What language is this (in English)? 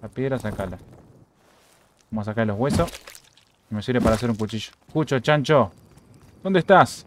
Spanish